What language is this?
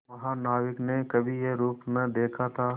Hindi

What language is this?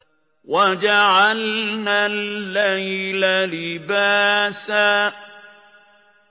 Arabic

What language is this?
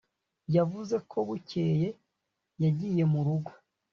Kinyarwanda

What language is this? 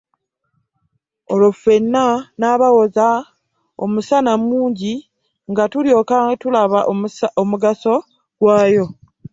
Ganda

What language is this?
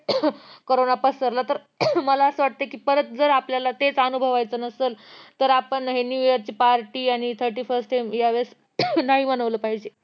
Marathi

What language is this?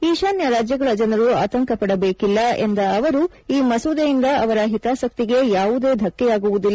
Kannada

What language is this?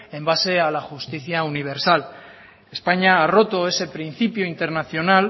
Spanish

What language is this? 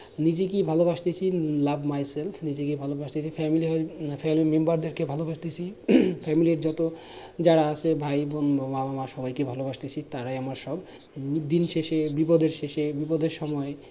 Bangla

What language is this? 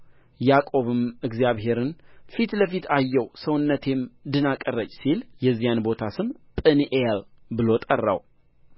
Amharic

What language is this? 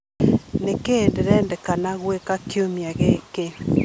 Kikuyu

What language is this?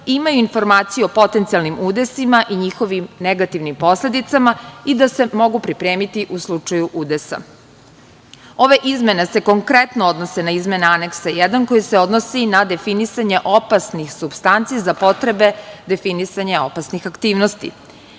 Serbian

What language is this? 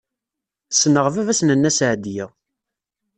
Kabyle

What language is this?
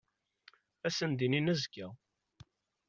Kabyle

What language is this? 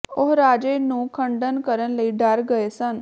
Punjabi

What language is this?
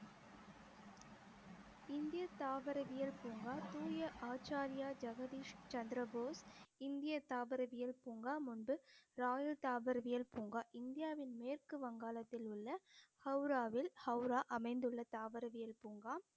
Tamil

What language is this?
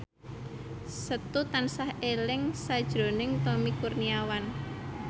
Javanese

